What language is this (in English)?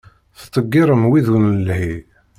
Kabyle